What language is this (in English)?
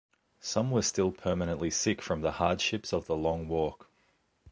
English